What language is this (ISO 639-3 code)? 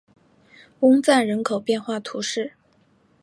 zho